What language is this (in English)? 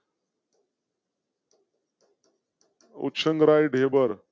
Gujarati